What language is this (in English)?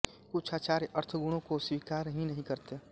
Hindi